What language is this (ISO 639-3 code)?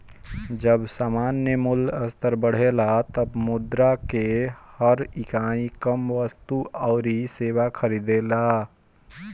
bho